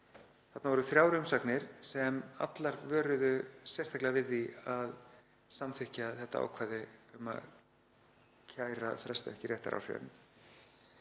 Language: Icelandic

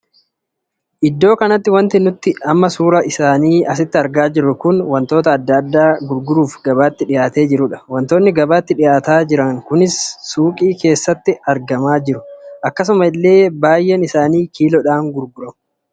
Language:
Oromo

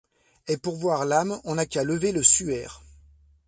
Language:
French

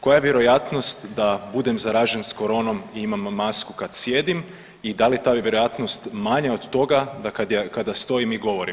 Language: Croatian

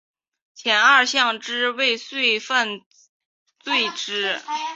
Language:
Chinese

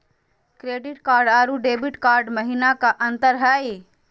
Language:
Magahi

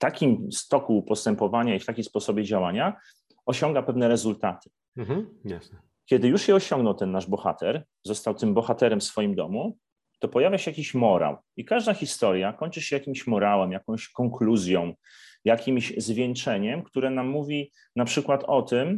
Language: Polish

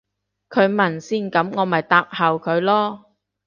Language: Cantonese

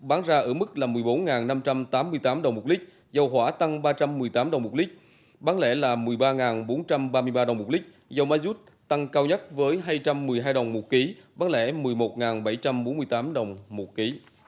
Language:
Vietnamese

